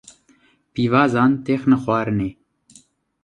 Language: Kurdish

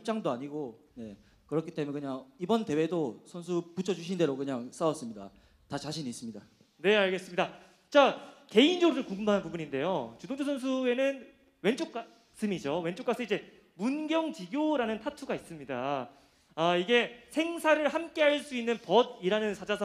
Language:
Korean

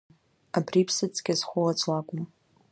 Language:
Abkhazian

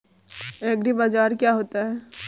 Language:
Hindi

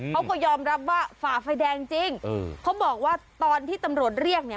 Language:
Thai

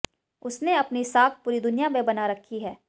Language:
Hindi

